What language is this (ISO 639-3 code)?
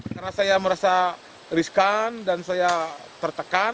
ind